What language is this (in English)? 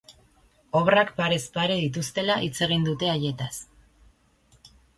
Basque